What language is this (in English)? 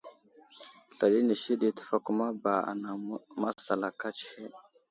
Wuzlam